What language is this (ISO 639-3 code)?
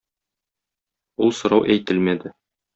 tat